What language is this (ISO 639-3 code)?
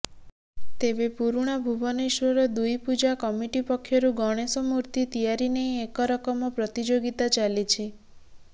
ori